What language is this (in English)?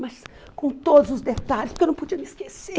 Portuguese